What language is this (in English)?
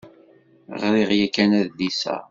Kabyle